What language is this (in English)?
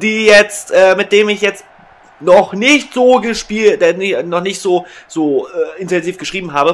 German